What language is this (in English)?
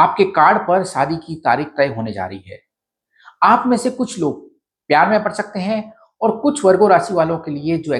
Hindi